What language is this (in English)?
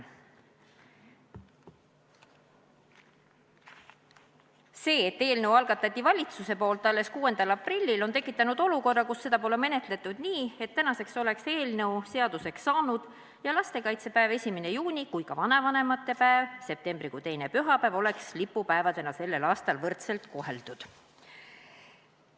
Estonian